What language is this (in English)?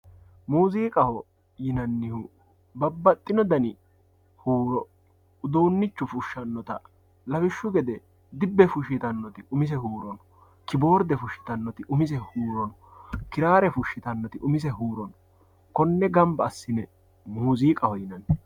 Sidamo